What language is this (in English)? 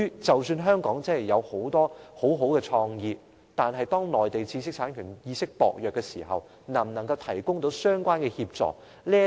Cantonese